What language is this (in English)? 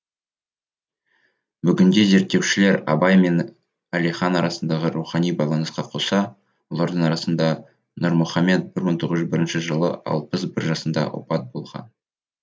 Kazakh